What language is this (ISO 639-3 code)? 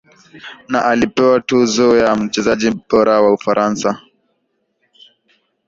swa